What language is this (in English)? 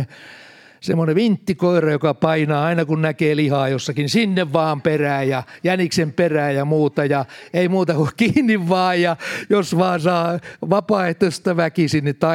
Finnish